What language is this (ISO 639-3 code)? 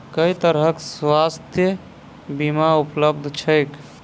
mai